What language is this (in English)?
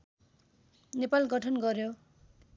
Nepali